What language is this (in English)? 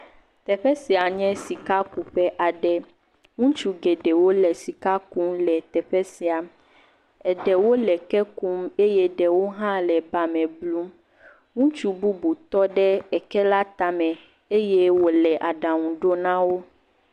Ewe